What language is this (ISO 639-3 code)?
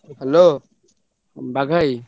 ori